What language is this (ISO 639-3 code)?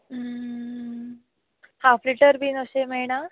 kok